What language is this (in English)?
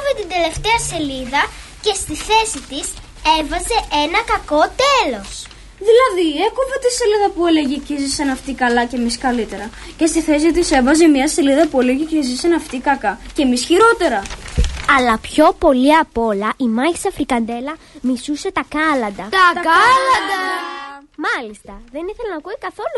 Greek